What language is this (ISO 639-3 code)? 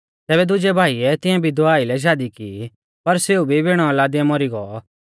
bfz